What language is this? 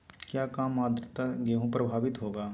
Magahi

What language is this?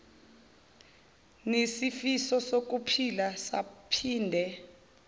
Zulu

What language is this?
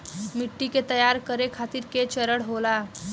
Bhojpuri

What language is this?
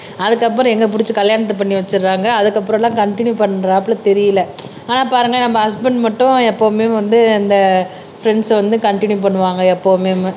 Tamil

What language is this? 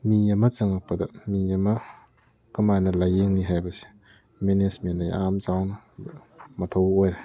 Manipuri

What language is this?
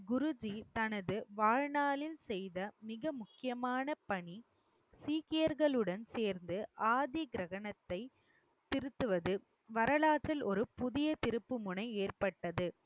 Tamil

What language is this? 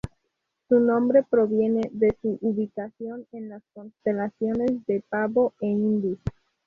Spanish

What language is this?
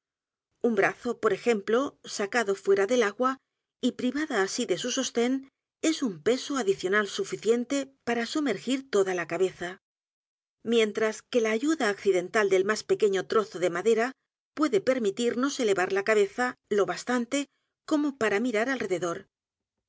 Spanish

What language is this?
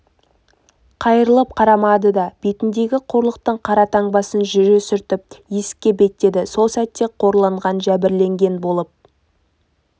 Kazakh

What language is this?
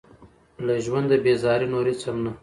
Pashto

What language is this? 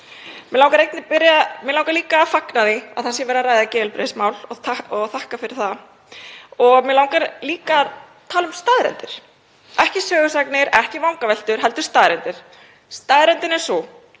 Icelandic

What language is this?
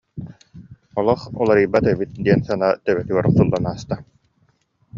Yakut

